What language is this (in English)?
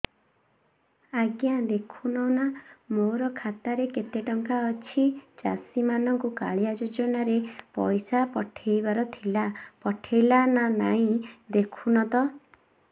Odia